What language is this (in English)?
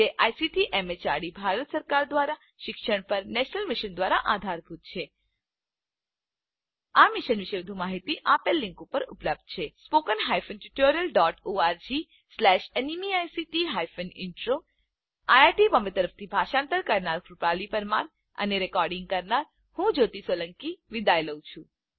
Gujarati